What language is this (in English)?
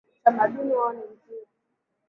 Swahili